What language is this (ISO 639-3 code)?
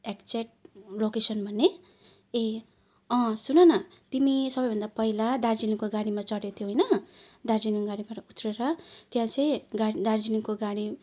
nep